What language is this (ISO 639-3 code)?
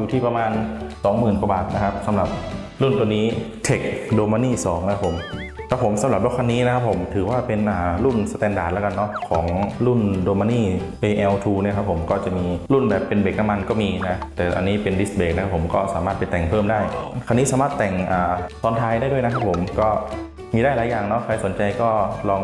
tha